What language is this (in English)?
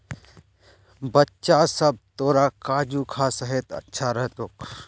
Magahi